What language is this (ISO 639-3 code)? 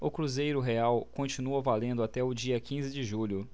por